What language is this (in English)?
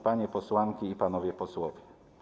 Polish